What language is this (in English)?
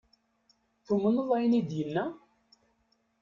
Kabyle